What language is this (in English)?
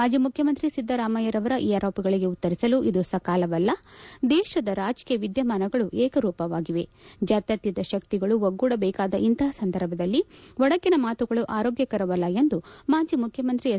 Kannada